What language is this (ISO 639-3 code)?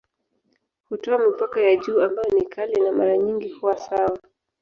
swa